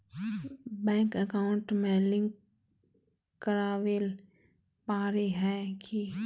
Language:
Magahi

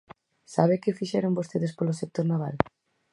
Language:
Galician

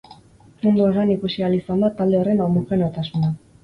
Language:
Basque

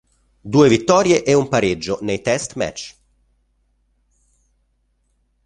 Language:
Italian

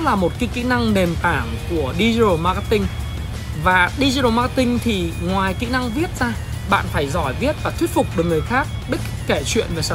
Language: Vietnamese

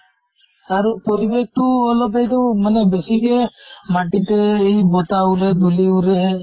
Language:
Assamese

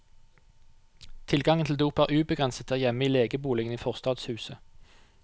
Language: Norwegian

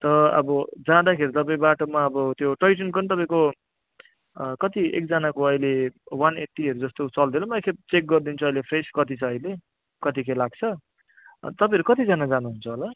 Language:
Nepali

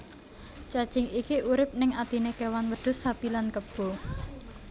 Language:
Javanese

